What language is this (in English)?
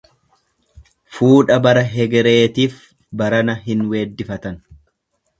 Oromo